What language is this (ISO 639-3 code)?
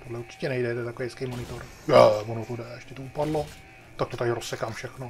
ces